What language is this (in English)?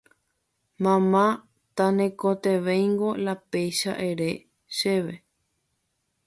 Guarani